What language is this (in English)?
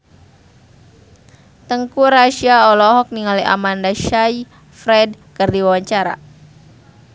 Sundanese